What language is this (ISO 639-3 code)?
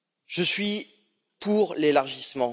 fra